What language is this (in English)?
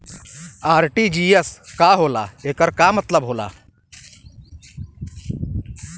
Bhojpuri